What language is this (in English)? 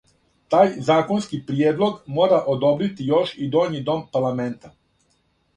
Serbian